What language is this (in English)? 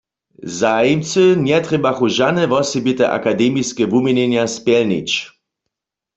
Upper Sorbian